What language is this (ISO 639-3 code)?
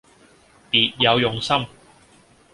yue